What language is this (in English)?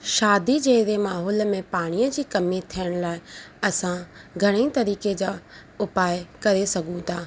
Sindhi